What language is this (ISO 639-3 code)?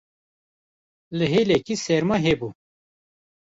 kur